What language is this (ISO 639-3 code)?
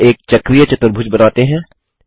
hin